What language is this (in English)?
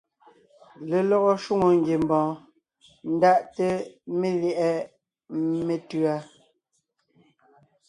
Ngiemboon